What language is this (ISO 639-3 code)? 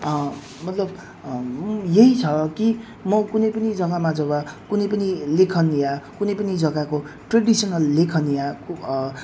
nep